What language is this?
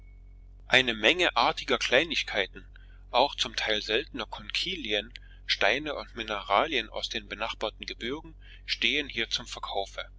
German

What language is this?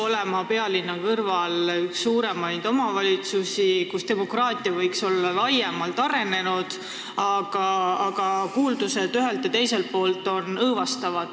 Estonian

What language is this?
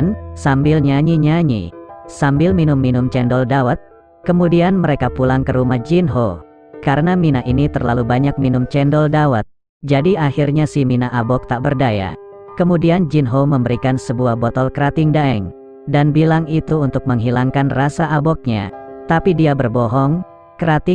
Indonesian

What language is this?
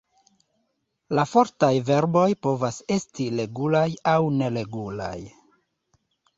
Esperanto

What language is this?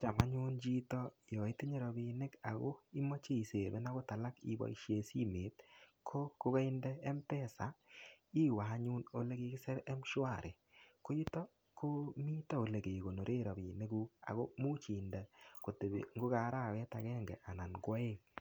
Kalenjin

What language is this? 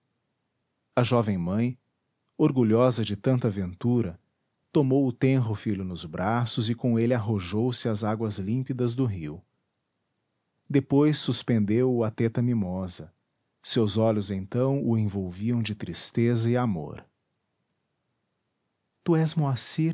Portuguese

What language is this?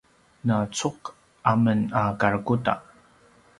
Paiwan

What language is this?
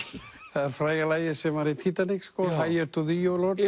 Icelandic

